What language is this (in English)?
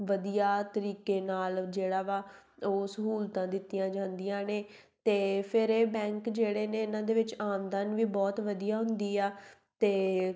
Punjabi